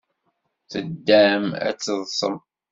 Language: Kabyle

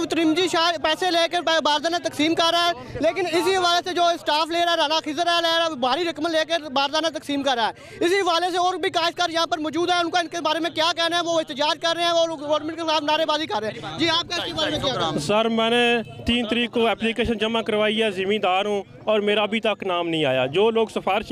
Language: Italian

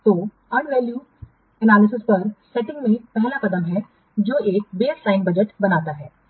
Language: Hindi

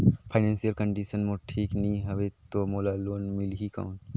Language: Chhattisgarhi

